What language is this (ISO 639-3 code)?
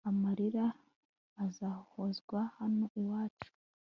kin